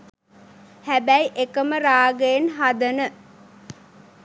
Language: Sinhala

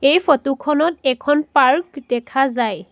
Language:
Assamese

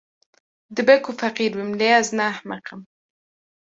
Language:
Kurdish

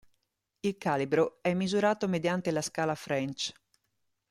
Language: Italian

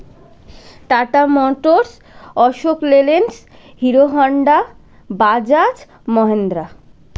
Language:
Bangla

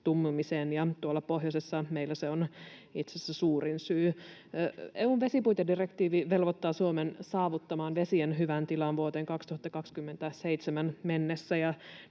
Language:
Finnish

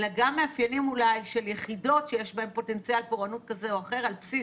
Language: Hebrew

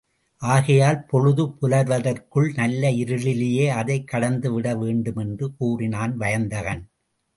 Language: Tamil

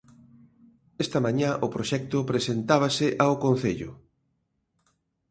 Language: Galician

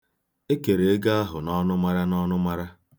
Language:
Igbo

